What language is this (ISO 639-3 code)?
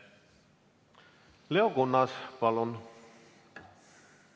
est